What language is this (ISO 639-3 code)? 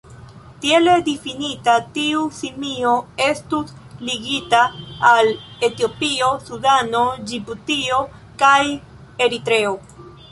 epo